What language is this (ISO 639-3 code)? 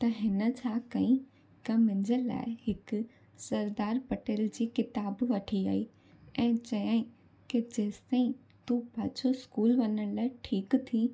snd